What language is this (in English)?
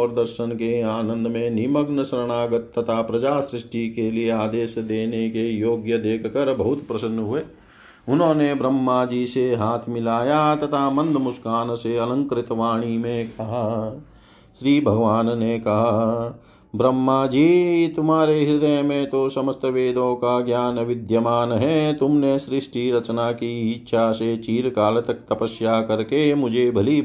Hindi